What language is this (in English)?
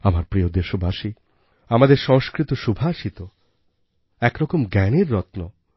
Bangla